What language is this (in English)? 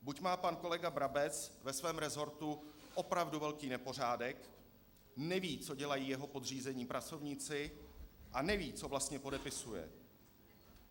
Czech